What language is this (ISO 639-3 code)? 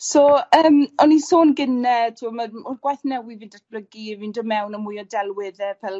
cym